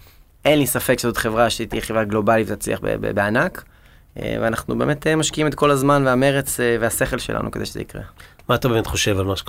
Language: Hebrew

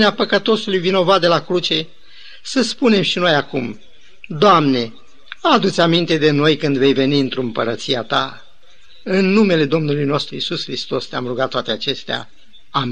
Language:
Romanian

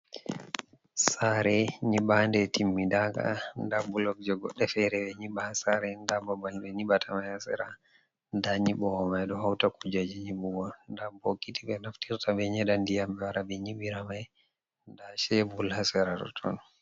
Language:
Fula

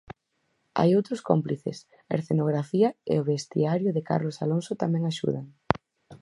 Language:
Galician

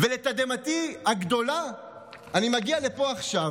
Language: Hebrew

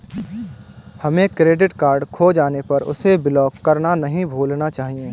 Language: Hindi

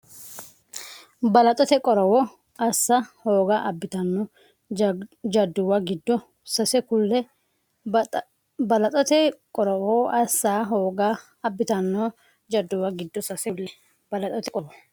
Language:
Sidamo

